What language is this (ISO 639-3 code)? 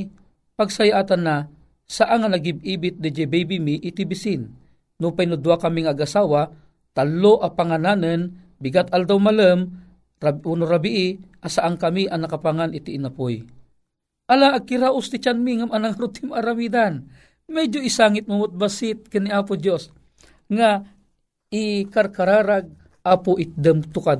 fil